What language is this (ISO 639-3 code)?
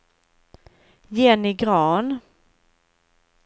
swe